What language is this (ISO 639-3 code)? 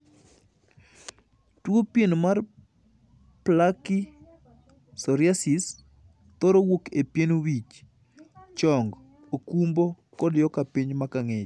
luo